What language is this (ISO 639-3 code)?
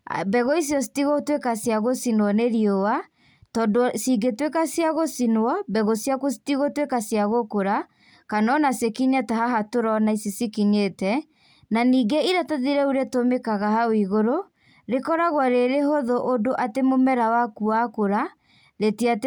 kik